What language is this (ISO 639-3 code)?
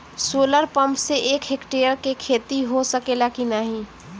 bho